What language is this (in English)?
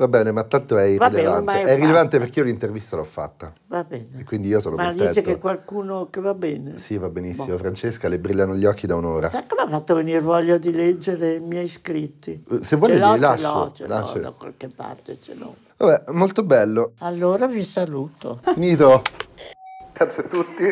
Italian